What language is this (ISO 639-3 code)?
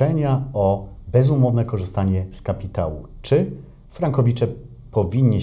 pol